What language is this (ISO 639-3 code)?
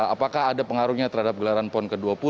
ind